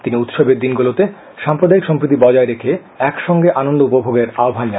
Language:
Bangla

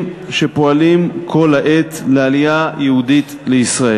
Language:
Hebrew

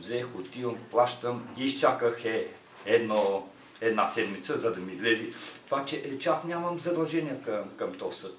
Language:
Bulgarian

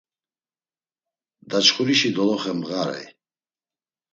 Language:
Laz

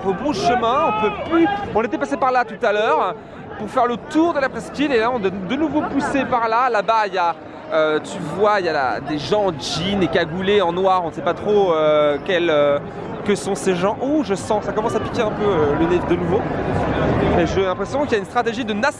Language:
French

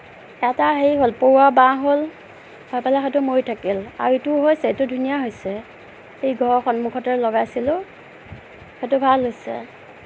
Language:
Assamese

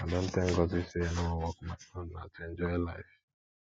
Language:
Nigerian Pidgin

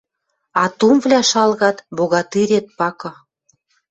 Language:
Western Mari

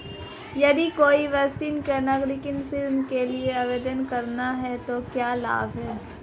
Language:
Hindi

